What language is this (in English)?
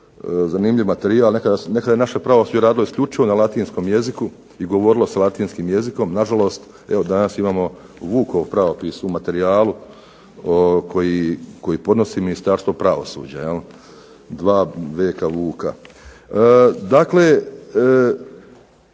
Croatian